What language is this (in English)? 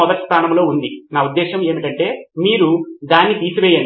Telugu